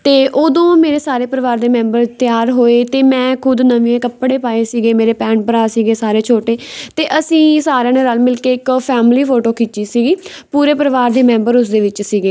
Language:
Punjabi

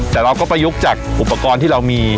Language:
Thai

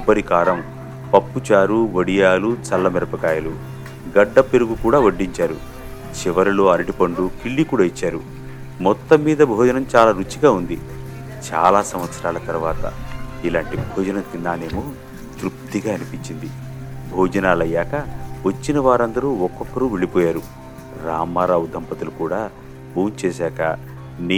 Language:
Telugu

